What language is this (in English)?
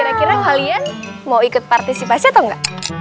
Indonesian